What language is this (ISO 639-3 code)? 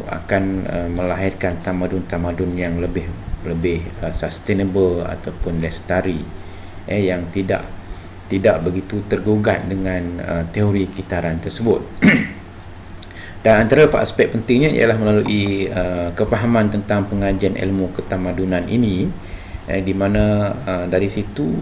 msa